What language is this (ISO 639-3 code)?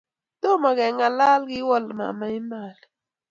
kln